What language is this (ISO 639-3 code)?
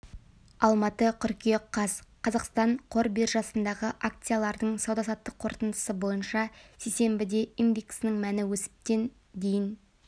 kaz